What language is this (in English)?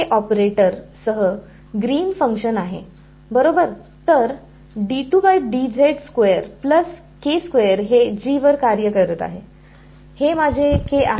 Marathi